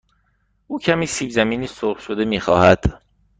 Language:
Persian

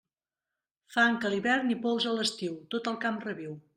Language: Catalan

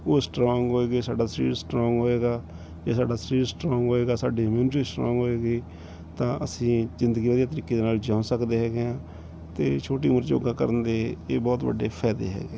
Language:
Punjabi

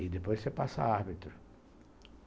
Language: Portuguese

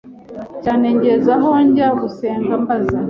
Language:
Kinyarwanda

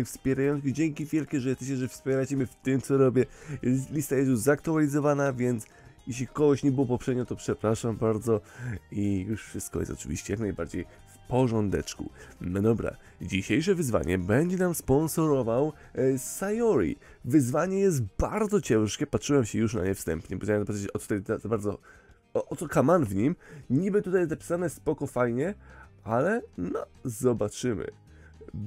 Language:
Polish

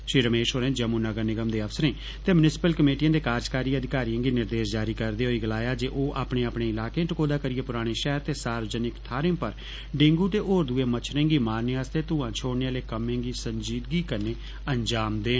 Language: Dogri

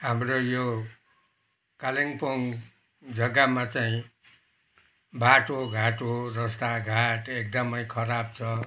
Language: Nepali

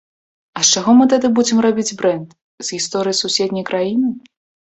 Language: Belarusian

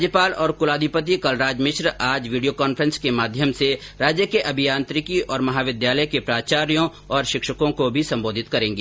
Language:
Hindi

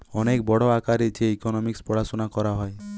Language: Bangla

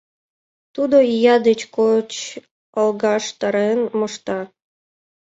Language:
Mari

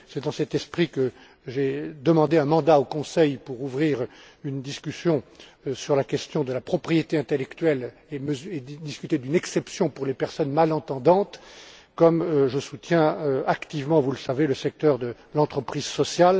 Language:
French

